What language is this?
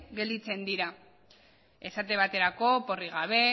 Basque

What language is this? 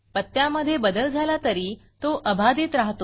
Marathi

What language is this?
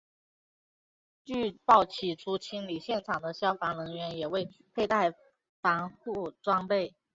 Chinese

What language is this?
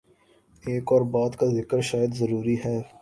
Urdu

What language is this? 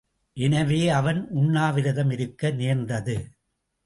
Tamil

